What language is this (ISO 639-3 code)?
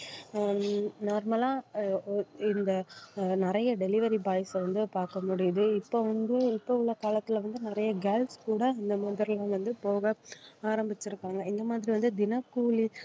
tam